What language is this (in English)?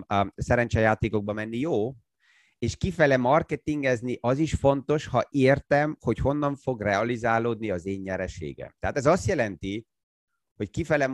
Hungarian